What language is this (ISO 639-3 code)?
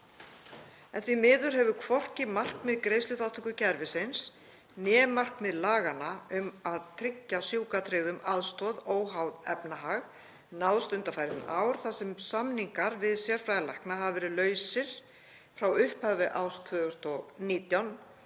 isl